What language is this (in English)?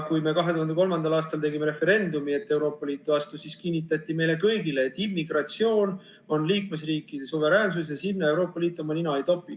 Estonian